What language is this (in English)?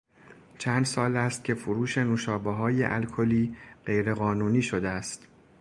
Persian